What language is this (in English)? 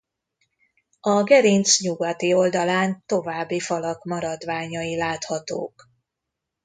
Hungarian